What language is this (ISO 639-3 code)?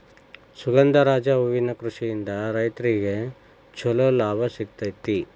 kan